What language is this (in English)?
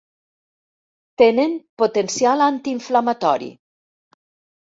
Catalan